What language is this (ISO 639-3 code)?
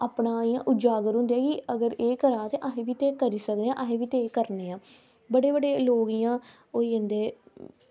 doi